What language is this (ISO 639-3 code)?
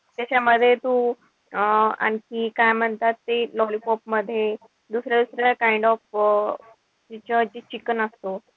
mar